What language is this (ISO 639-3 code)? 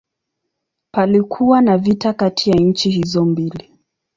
swa